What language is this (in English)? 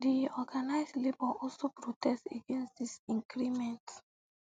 Nigerian Pidgin